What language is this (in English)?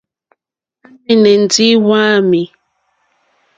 Mokpwe